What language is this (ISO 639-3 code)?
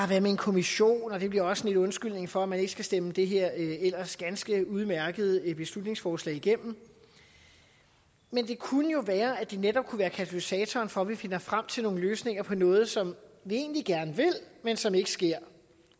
dan